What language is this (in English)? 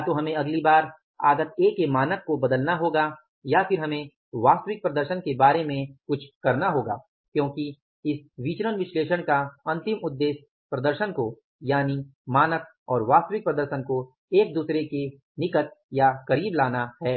Hindi